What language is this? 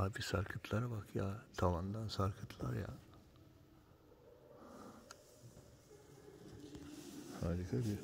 Turkish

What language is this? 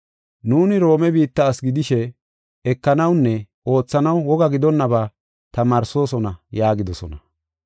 Gofa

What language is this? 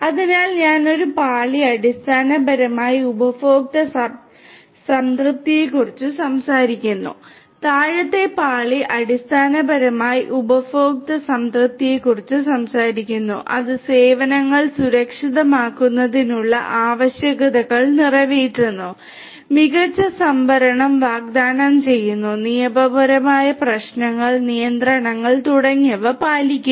Malayalam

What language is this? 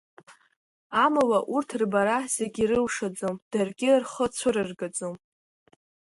Abkhazian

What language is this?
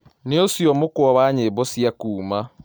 Kikuyu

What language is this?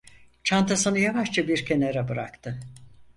Turkish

